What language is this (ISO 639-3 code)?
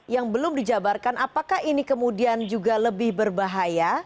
ind